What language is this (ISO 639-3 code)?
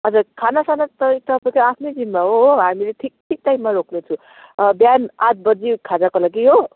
nep